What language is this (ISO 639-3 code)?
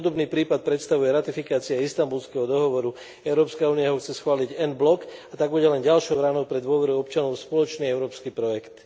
slk